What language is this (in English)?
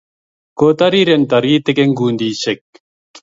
Kalenjin